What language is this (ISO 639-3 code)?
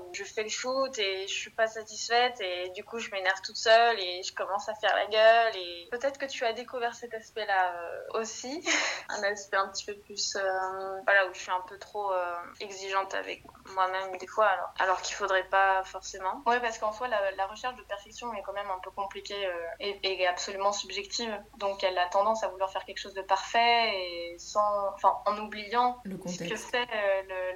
fra